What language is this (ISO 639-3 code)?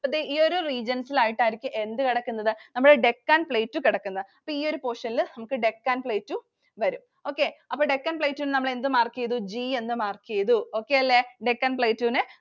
mal